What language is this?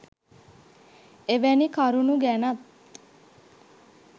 Sinhala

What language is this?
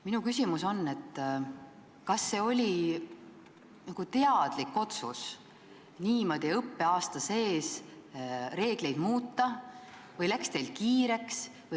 Estonian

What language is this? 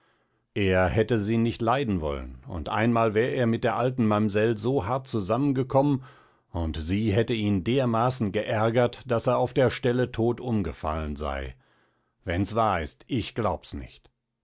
German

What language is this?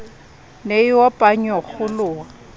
Southern Sotho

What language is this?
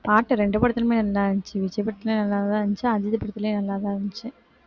Tamil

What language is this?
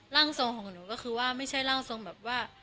Thai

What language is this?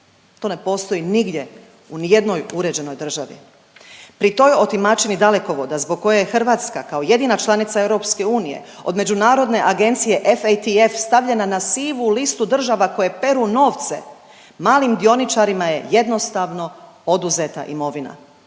Croatian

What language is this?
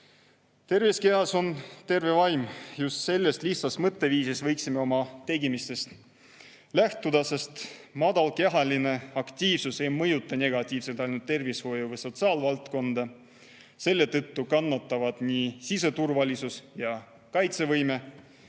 Estonian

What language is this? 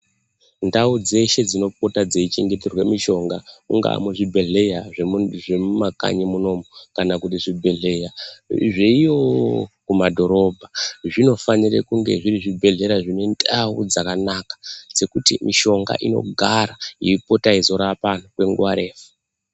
Ndau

